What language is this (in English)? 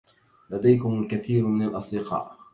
Arabic